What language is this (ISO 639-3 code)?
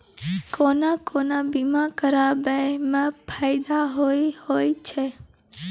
mai